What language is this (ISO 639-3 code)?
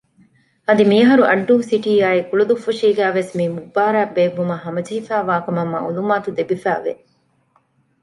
div